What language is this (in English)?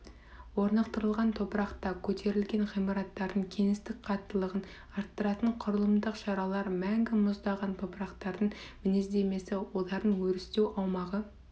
Kazakh